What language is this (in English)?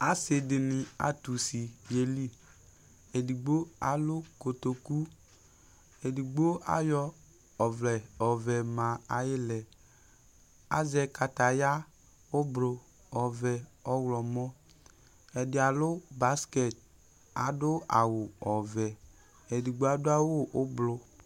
Ikposo